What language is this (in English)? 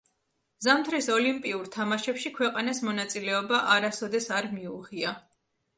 Georgian